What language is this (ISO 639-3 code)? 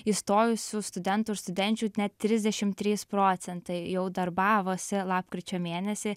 lit